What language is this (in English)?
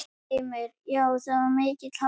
Icelandic